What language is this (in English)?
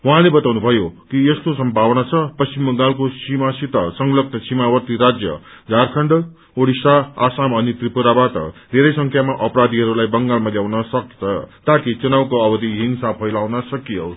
Nepali